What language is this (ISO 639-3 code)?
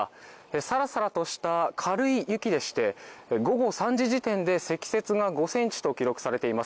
jpn